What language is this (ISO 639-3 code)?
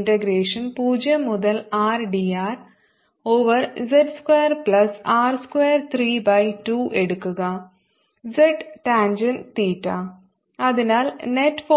mal